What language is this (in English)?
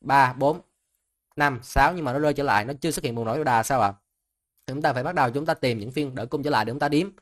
Vietnamese